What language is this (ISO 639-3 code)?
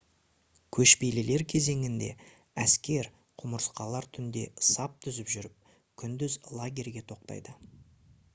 kaz